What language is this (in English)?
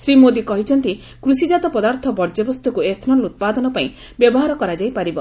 Odia